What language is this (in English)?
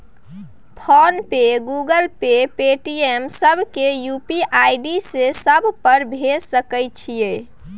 Maithili